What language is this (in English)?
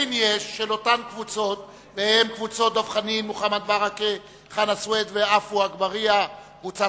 Hebrew